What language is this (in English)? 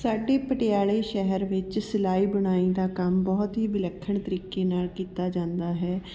Punjabi